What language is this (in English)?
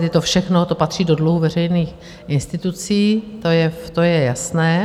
Czech